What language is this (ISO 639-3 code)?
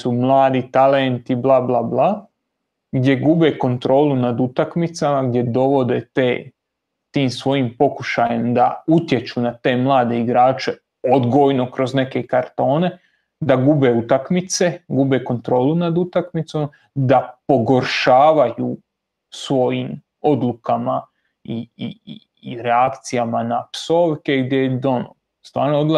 hrv